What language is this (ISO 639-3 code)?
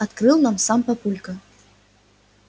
rus